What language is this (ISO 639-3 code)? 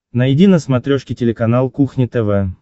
rus